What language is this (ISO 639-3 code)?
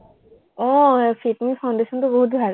asm